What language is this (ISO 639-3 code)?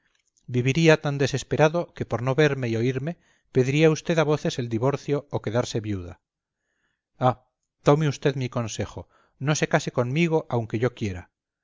spa